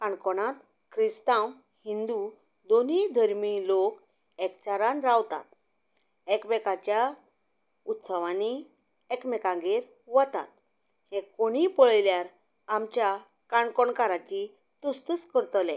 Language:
Konkani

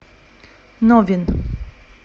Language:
Russian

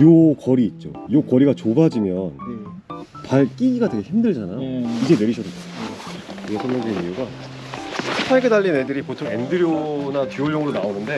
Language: Korean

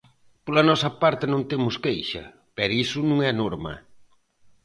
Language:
Galician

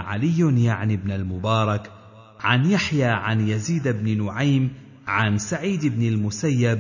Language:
Arabic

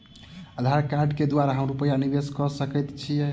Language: Maithili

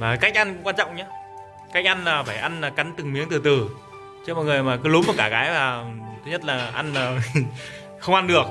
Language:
Vietnamese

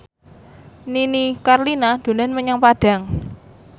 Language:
Javanese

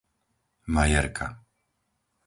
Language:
Slovak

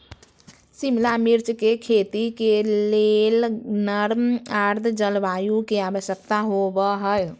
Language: Magahi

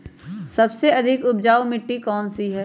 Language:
Magahi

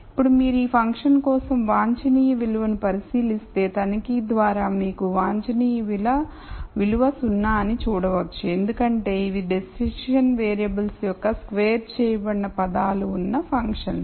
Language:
Telugu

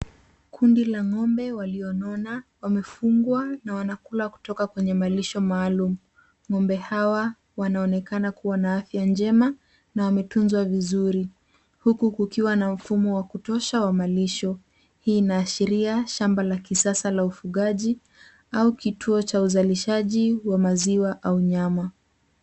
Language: Swahili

